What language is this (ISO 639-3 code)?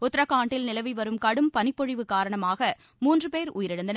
tam